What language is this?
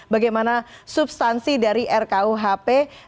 Indonesian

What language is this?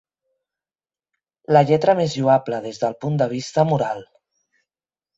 Catalan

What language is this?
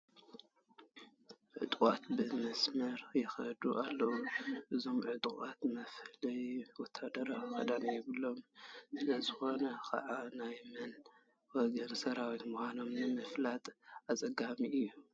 Tigrinya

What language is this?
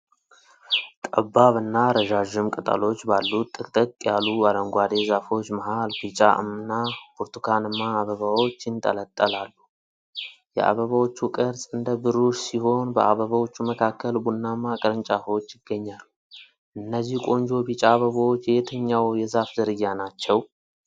Amharic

